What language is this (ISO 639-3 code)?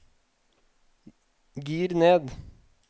nor